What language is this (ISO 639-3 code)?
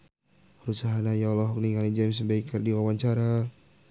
sun